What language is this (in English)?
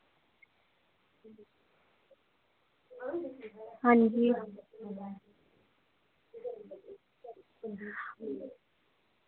Dogri